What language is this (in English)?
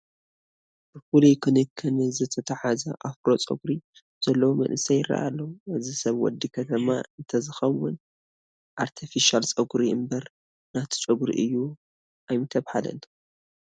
Tigrinya